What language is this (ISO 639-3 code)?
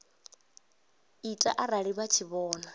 ven